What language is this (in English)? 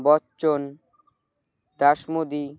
Bangla